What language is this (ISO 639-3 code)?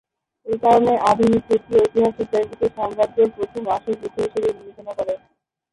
ben